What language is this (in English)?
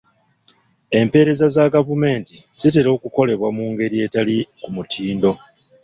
Ganda